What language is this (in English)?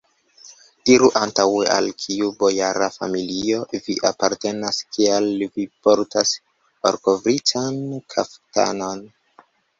Esperanto